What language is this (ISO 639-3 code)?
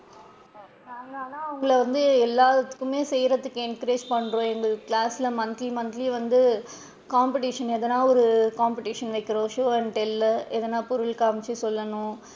tam